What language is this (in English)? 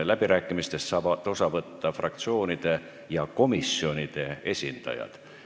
Estonian